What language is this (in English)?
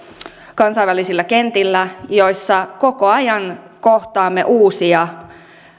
Finnish